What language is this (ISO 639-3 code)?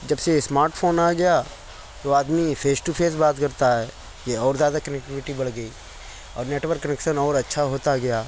urd